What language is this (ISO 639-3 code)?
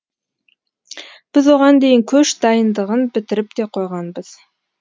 kaz